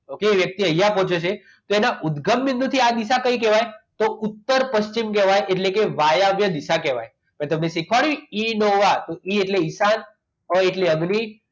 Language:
Gujarati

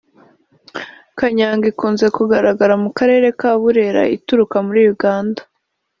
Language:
Kinyarwanda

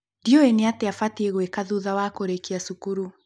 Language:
Kikuyu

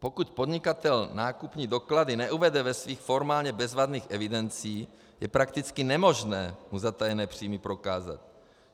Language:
Czech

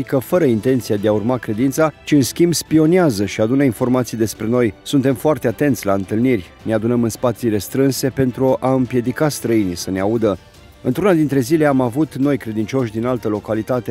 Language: Romanian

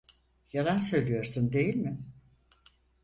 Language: Turkish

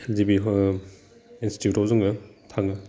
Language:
Bodo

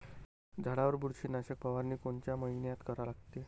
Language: Marathi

